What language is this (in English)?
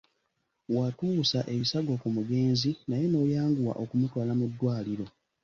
Ganda